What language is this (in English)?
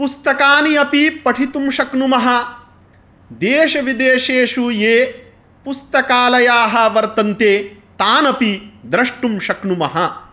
Sanskrit